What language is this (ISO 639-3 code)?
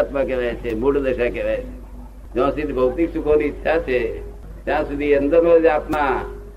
guj